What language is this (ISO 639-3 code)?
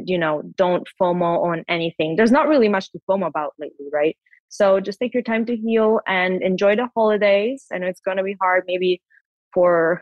eng